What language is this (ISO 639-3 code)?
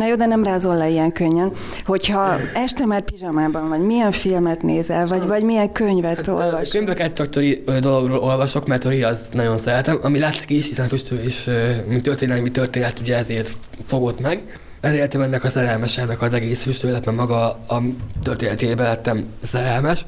hun